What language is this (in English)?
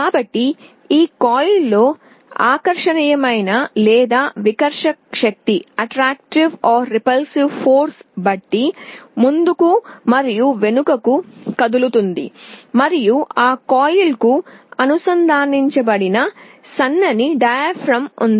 Telugu